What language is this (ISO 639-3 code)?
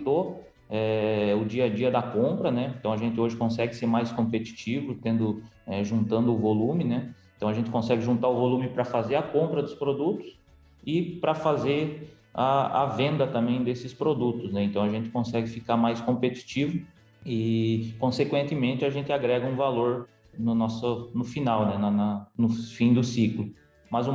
por